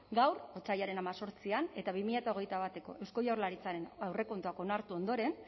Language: Basque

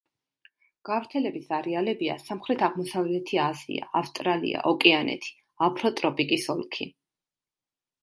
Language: Georgian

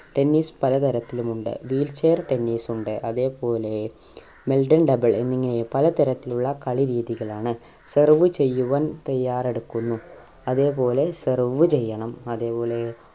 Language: Malayalam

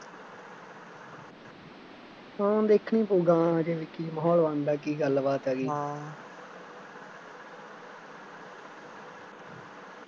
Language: Punjabi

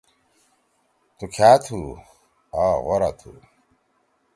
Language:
Torwali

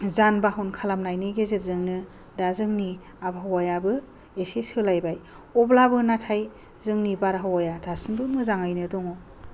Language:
Bodo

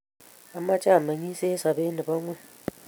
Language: Kalenjin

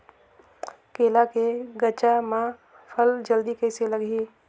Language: Chhattisgarhi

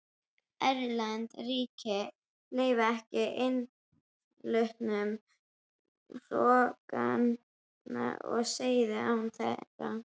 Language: Icelandic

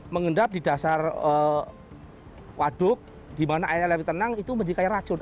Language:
Indonesian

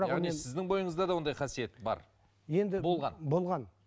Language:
Kazakh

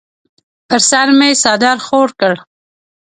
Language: Pashto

